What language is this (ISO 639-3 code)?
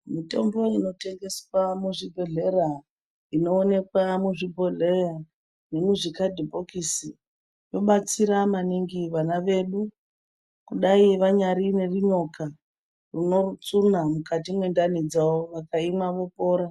ndc